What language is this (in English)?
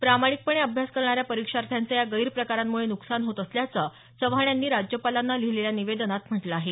Marathi